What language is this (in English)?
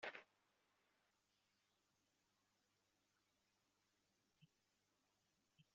Kabyle